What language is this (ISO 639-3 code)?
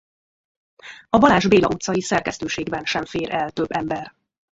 hun